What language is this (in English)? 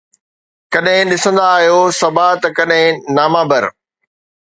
Sindhi